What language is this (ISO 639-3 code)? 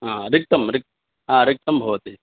san